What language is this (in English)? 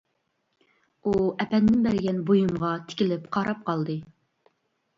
Uyghur